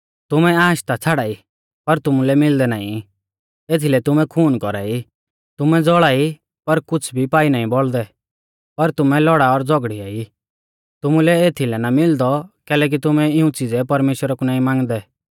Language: Mahasu Pahari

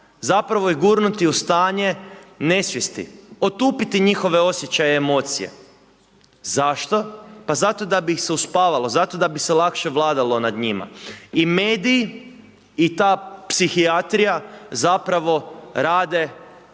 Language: Croatian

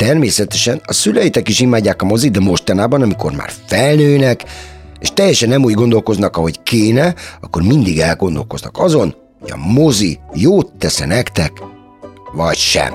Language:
Hungarian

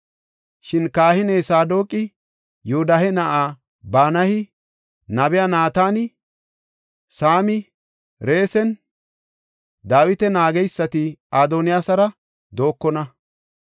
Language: Gofa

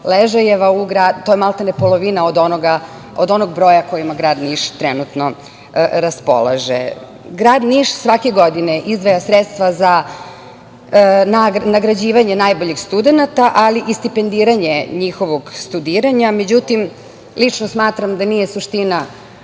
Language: Serbian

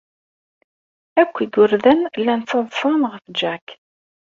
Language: Kabyle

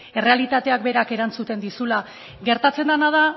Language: Basque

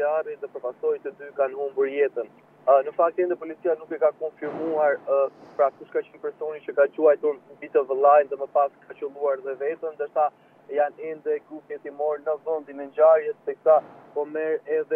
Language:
Romanian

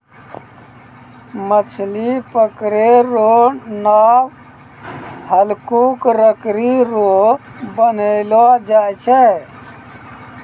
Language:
Maithili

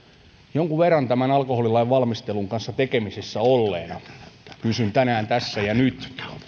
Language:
Finnish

